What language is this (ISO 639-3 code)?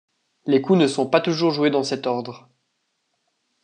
fra